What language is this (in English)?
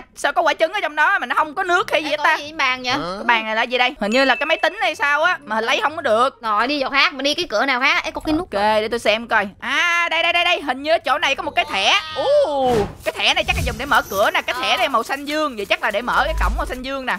Vietnamese